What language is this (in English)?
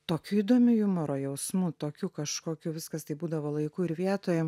Lithuanian